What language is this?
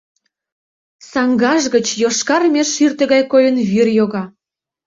Mari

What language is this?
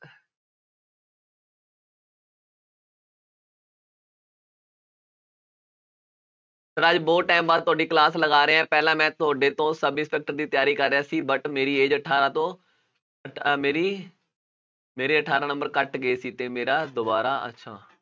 Punjabi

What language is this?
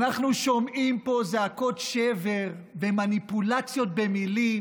Hebrew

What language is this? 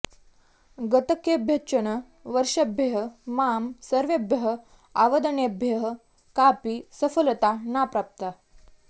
Sanskrit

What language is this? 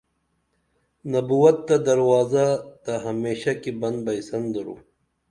Dameli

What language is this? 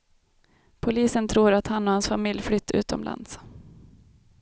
Swedish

